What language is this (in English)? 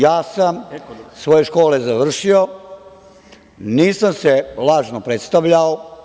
Serbian